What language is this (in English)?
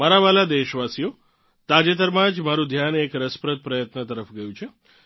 Gujarati